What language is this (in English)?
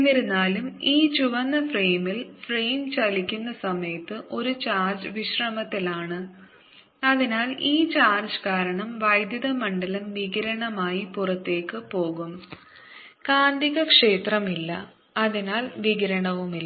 Malayalam